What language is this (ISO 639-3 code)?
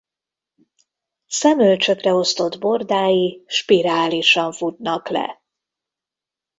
hun